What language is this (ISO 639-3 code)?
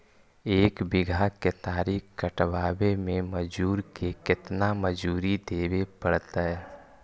mag